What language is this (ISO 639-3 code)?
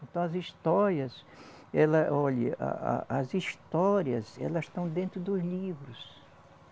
por